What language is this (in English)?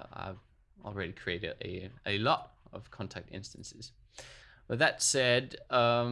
English